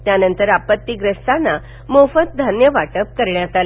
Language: Marathi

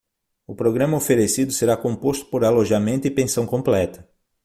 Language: Portuguese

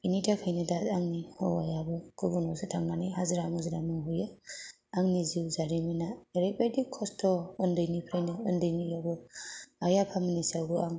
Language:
Bodo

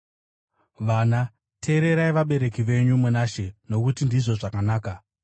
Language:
Shona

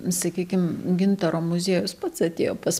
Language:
Lithuanian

